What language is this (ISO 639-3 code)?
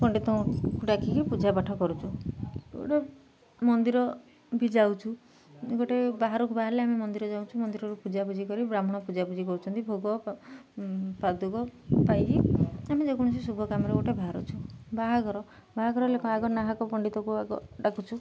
ori